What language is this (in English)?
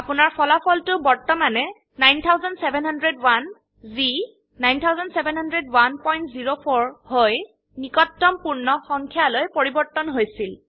Assamese